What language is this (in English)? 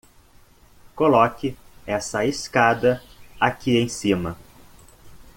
Portuguese